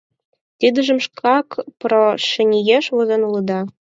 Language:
Mari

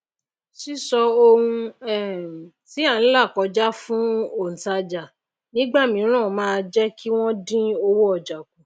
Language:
Yoruba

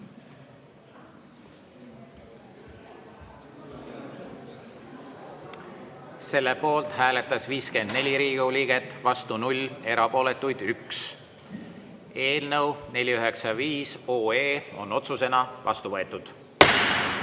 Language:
Estonian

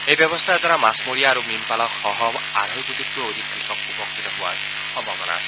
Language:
Assamese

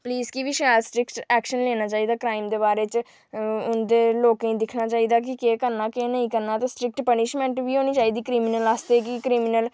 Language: Dogri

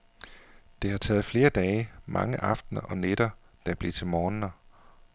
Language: Danish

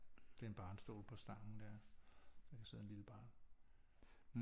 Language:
Danish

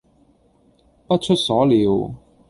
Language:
Cantonese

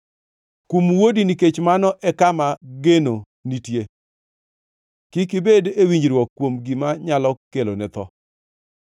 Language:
Luo (Kenya and Tanzania)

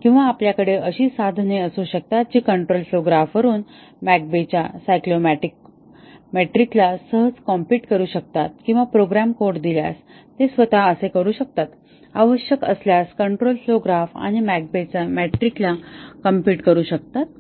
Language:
Marathi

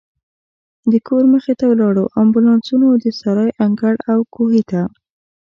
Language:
Pashto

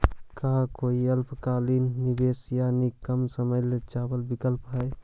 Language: Magahi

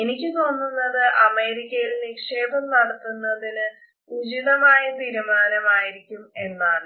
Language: Malayalam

